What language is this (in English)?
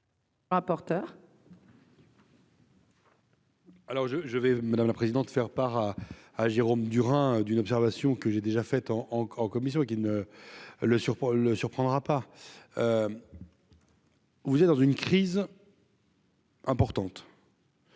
French